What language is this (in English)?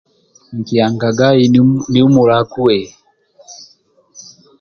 Amba (Uganda)